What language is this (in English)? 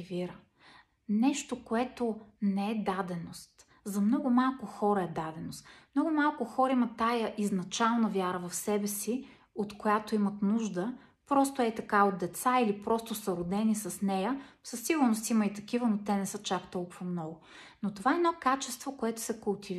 Bulgarian